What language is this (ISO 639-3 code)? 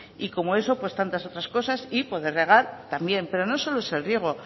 spa